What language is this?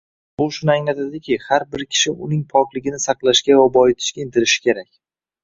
Uzbek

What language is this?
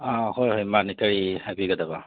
Manipuri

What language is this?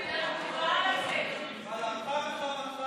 Hebrew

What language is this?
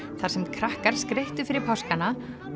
Icelandic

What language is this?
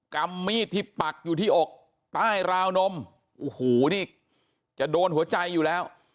Thai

